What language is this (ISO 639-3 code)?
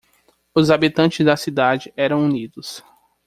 por